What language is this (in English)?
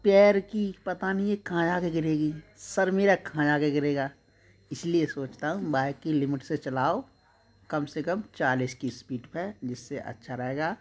Hindi